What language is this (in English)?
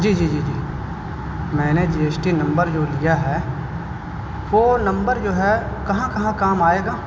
Urdu